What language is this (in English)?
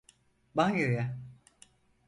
Turkish